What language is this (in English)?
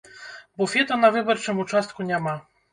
Belarusian